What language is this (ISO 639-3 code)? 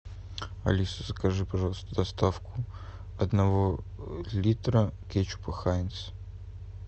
rus